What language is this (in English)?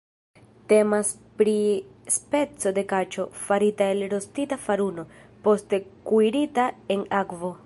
Esperanto